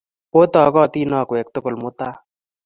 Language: Kalenjin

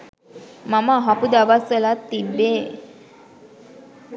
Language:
Sinhala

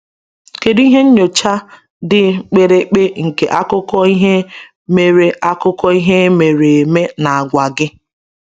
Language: Igbo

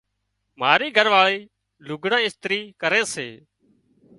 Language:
Wadiyara Koli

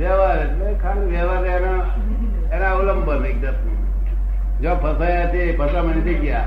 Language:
Gujarati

